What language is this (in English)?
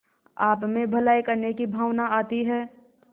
Hindi